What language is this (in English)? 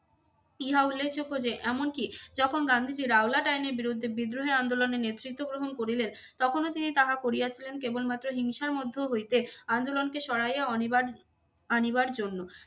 Bangla